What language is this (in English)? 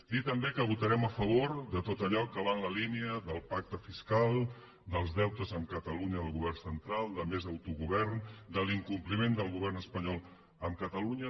Catalan